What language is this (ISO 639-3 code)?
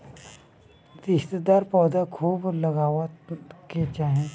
bho